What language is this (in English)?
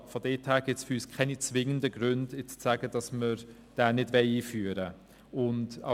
Swiss German